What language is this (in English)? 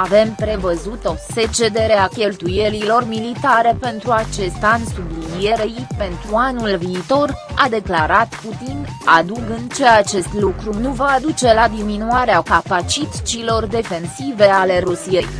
Romanian